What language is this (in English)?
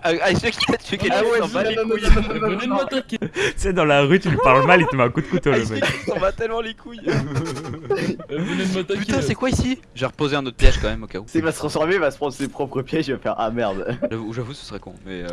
French